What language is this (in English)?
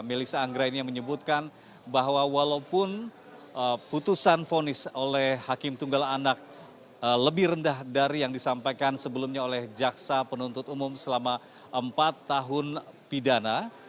Indonesian